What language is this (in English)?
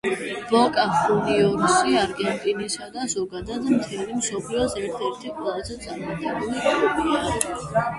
Georgian